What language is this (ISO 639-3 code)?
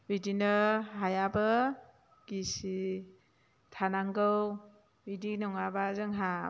brx